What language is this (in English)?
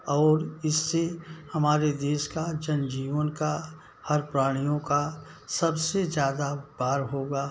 Hindi